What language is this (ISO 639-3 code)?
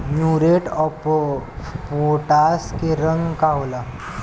bho